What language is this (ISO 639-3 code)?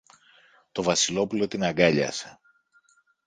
ell